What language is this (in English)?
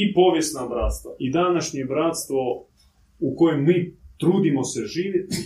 Croatian